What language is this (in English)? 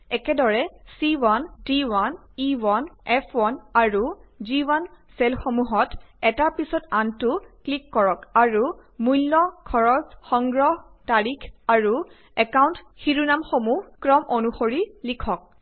Assamese